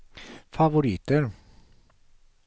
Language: Swedish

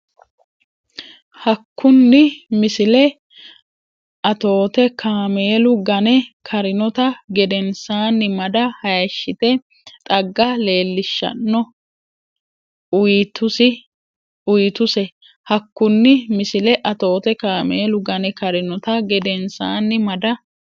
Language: Sidamo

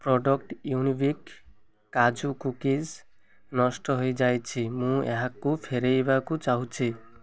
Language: Odia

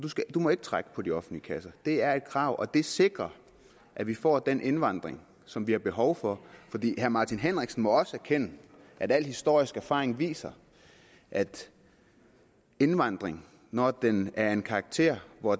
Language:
Danish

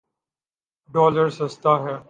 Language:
Urdu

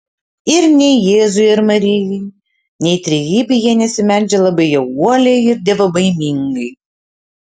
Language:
Lithuanian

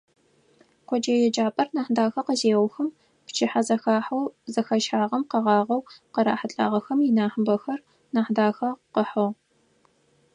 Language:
Adyghe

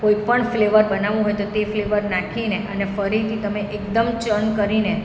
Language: Gujarati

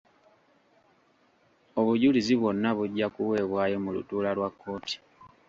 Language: Ganda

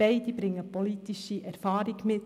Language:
Swiss German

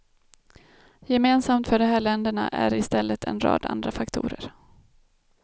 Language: Swedish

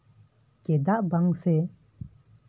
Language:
Santali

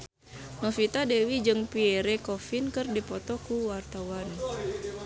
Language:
Sundanese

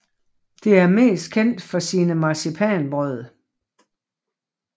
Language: Danish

